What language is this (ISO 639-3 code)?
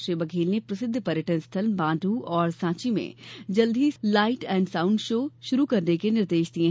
hin